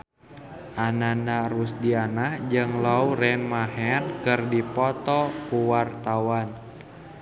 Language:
Sundanese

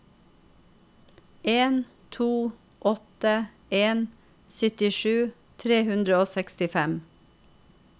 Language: Norwegian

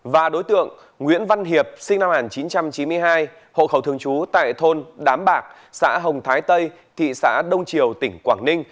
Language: Vietnamese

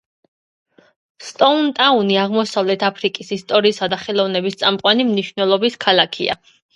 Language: Georgian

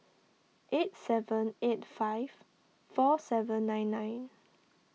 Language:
English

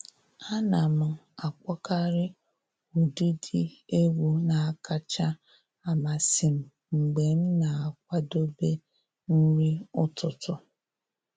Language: Igbo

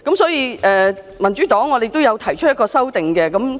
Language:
Cantonese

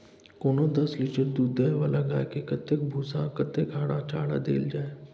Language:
Maithili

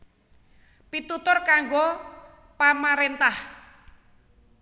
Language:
Javanese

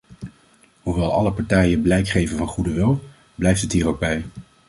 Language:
Dutch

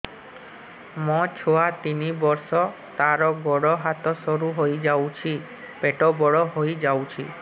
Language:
Odia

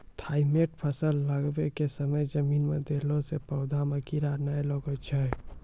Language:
Maithili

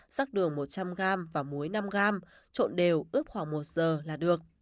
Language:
Vietnamese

